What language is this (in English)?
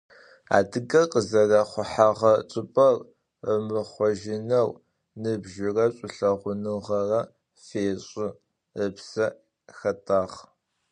Adyghe